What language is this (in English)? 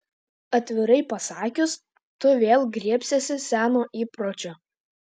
Lithuanian